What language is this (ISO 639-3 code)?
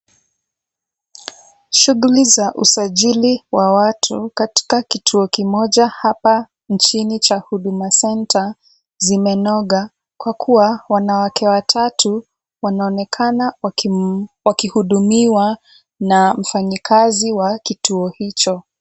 swa